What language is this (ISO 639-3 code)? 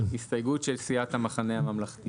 heb